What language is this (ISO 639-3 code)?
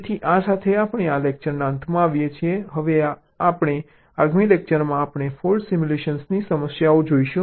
guj